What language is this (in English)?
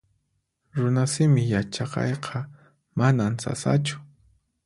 Puno Quechua